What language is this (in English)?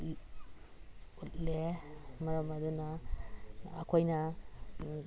Manipuri